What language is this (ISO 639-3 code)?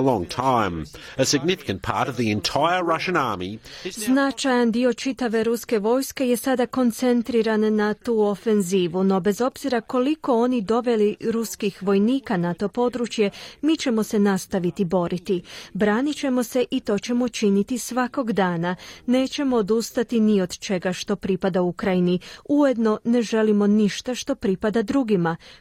hrv